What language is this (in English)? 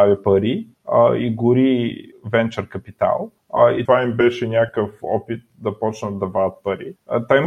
Bulgarian